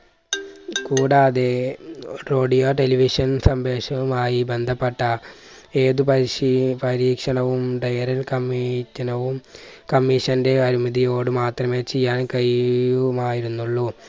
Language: Malayalam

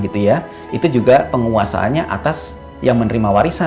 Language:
Indonesian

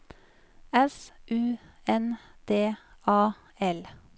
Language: Norwegian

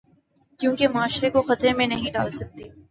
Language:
Urdu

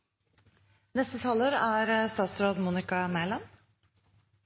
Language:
Norwegian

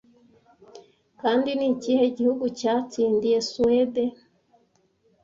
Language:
Kinyarwanda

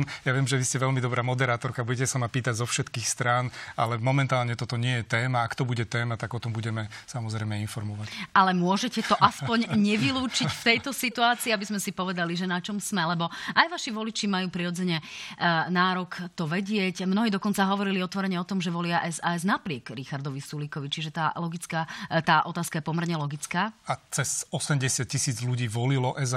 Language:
Slovak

